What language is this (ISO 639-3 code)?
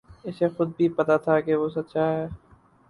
urd